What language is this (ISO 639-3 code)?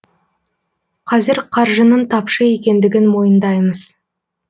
kaz